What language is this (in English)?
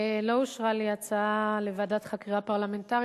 Hebrew